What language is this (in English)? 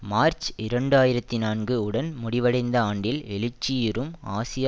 Tamil